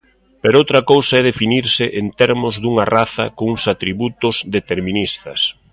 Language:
Galician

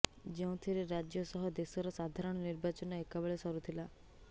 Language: Odia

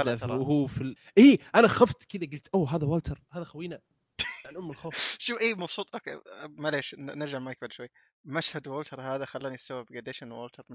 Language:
Arabic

